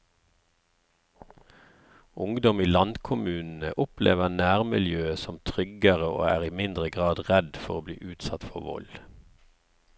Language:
Norwegian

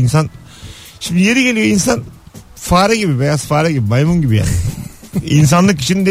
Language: Turkish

